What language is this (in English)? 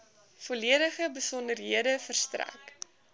Afrikaans